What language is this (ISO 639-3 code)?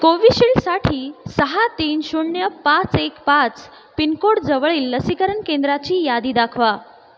mar